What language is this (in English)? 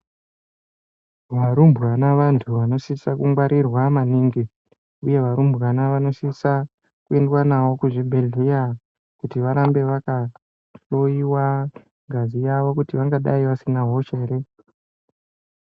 Ndau